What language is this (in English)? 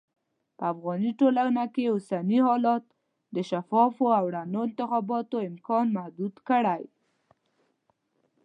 Pashto